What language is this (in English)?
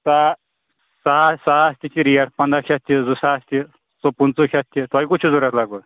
Kashmiri